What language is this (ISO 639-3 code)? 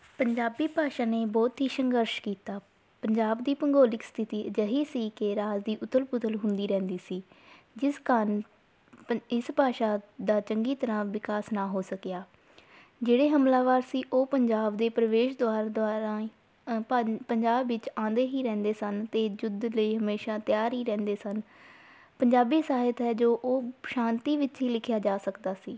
pan